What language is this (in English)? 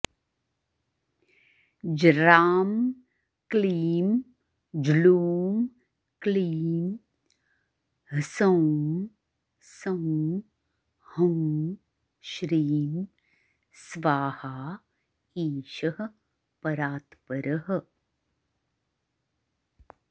Sanskrit